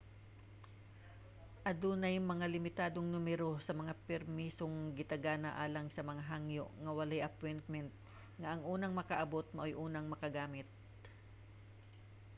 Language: Cebuano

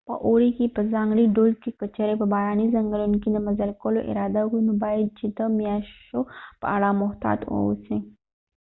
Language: Pashto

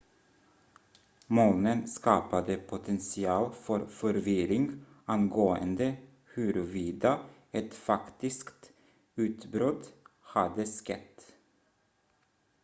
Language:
Swedish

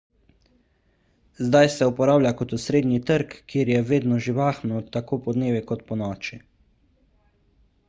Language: Slovenian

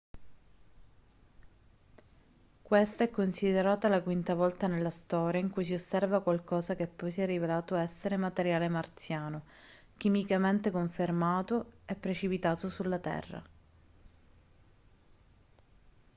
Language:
Italian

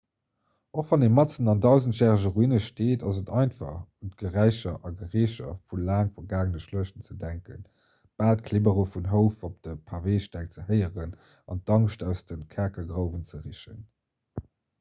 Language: Luxembourgish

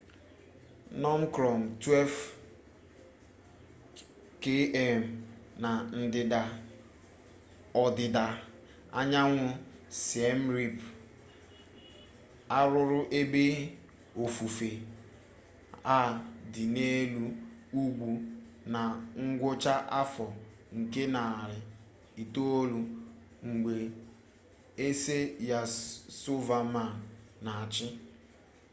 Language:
Igbo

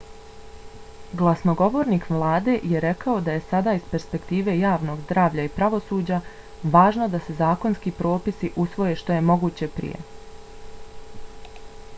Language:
Bosnian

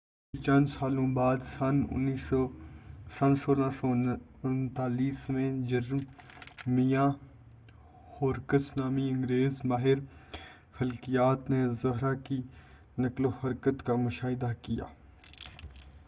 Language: Urdu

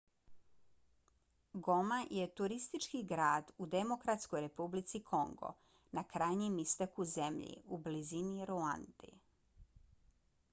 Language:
Bosnian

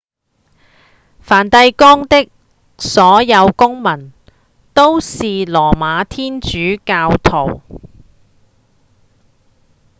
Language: Cantonese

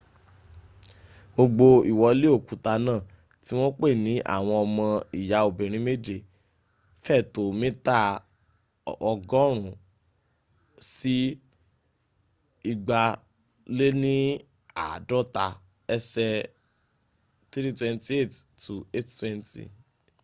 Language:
Yoruba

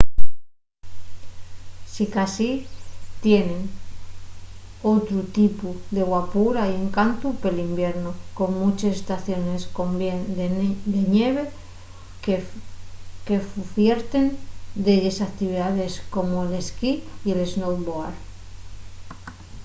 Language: Asturian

